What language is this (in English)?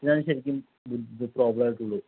Malayalam